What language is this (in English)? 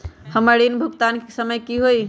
Magahi